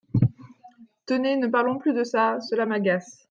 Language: French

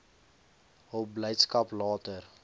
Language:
Afrikaans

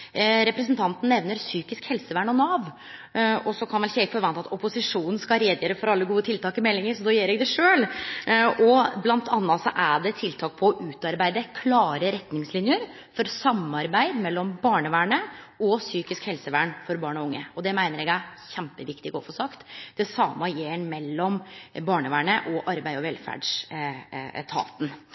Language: Norwegian Nynorsk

